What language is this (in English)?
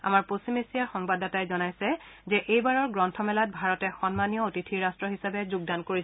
Assamese